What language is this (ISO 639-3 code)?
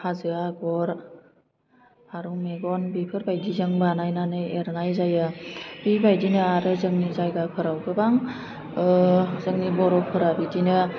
brx